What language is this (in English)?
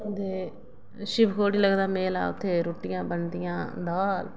Dogri